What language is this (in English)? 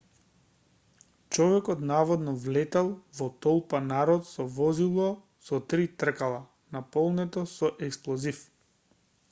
Macedonian